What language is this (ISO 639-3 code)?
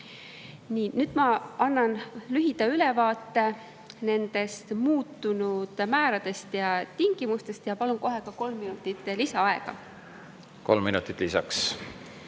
est